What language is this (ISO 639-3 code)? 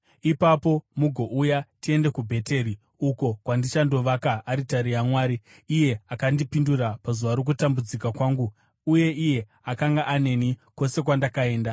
sna